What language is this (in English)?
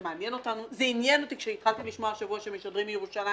Hebrew